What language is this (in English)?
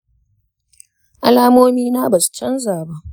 Hausa